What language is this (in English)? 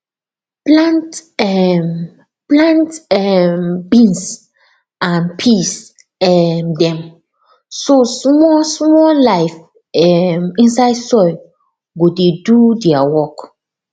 Nigerian Pidgin